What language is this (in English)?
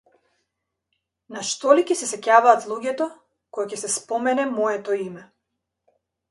Macedonian